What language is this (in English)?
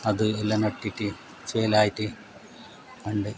Malayalam